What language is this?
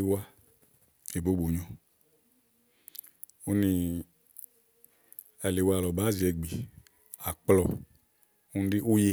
Igo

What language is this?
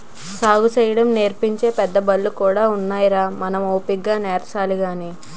Telugu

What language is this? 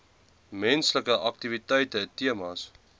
Afrikaans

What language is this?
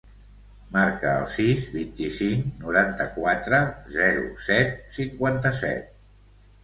Catalan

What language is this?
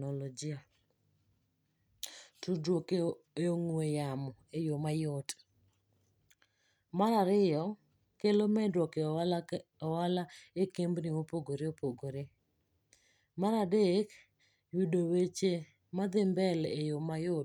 Luo (Kenya and Tanzania)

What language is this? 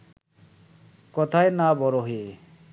Bangla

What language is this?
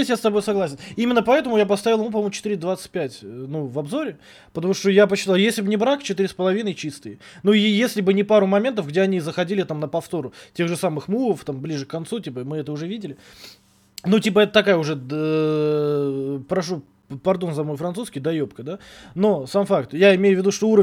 Russian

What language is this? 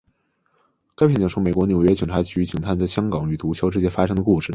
Chinese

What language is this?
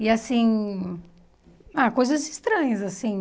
Portuguese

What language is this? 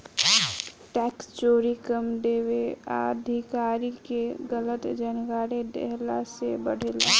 Bhojpuri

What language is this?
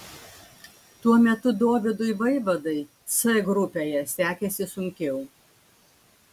Lithuanian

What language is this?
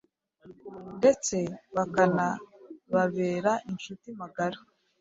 Kinyarwanda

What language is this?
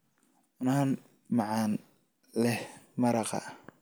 Somali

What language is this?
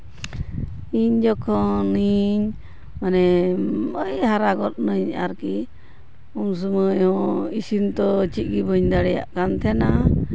Santali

